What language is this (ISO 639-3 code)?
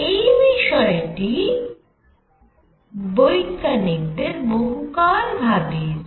ben